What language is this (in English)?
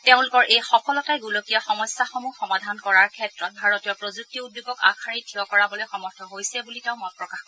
Assamese